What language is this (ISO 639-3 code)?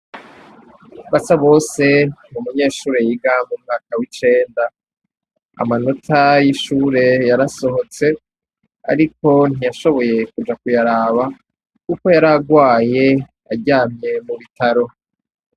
run